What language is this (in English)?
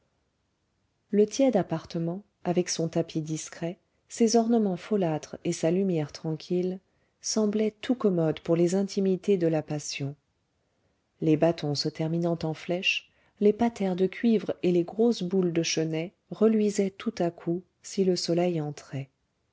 French